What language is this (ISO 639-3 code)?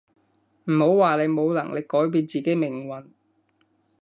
yue